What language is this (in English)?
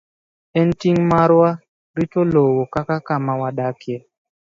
Luo (Kenya and Tanzania)